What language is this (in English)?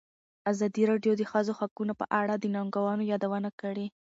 Pashto